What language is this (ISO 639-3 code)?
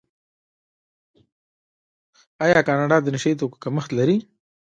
pus